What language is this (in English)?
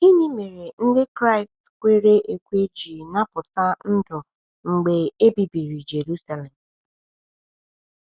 Igbo